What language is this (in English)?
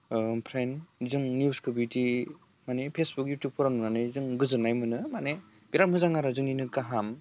Bodo